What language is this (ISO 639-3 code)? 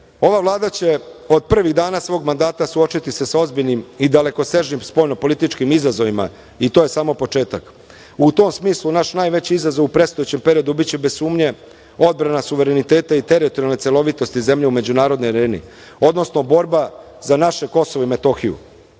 srp